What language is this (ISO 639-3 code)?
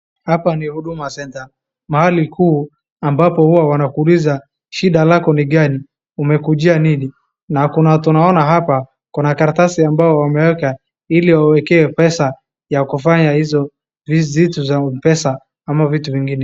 swa